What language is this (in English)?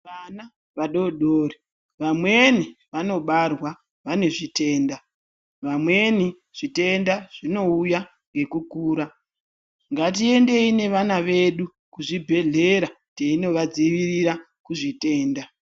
Ndau